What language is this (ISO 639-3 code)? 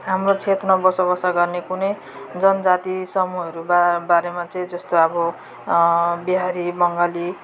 nep